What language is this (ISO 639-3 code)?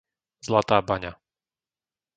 slk